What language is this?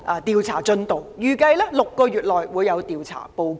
Cantonese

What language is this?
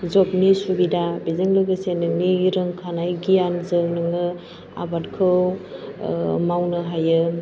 Bodo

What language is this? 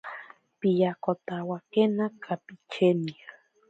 Ashéninka Perené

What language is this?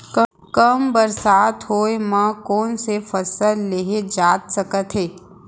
Chhattisgarhi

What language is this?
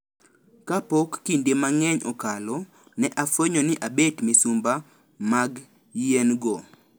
Luo (Kenya and Tanzania)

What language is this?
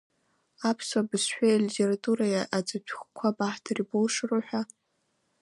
Abkhazian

